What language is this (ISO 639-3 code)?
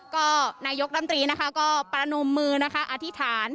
tha